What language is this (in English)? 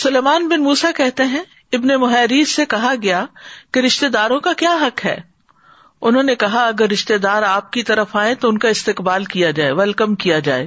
Urdu